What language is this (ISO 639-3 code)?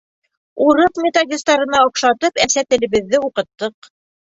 bak